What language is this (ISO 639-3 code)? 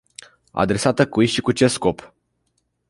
ron